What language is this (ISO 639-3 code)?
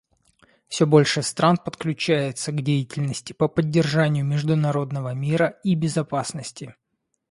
rus